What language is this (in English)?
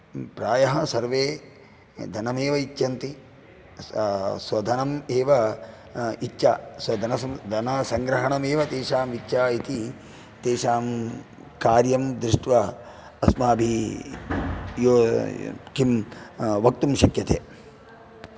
Sanskrit